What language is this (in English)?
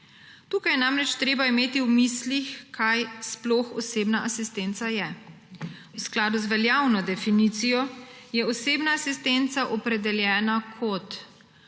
Slovenian